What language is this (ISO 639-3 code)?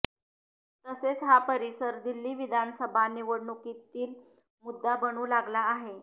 mar